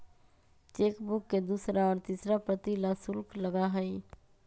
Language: Magahi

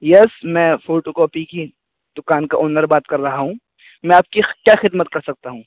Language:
Urdu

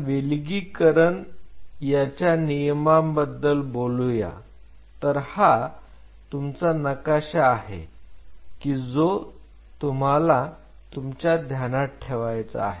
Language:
Marathi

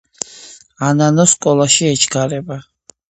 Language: Georgian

